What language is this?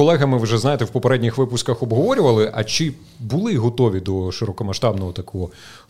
Ukrainian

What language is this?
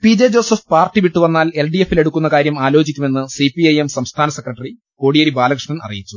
Malayalam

